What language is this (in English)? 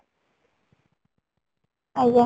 Odia